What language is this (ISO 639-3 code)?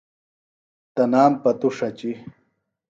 phl